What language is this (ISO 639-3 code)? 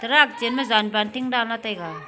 nnp